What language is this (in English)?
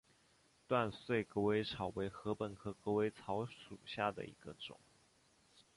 Chinese